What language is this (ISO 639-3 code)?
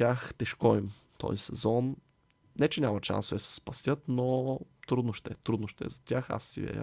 bul